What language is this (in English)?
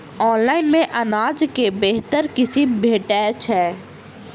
Maithili